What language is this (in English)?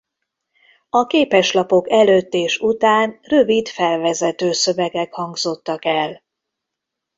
Hungarian